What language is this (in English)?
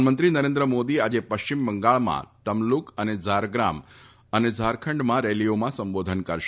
Gujarati